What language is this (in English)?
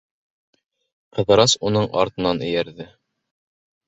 Bashkir